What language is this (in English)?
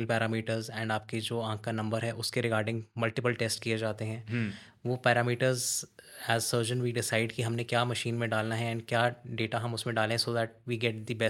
Hindi